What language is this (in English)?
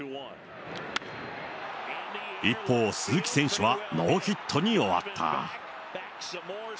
Japanese